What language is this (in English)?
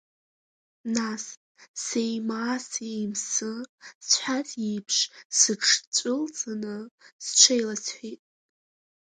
Abkhazian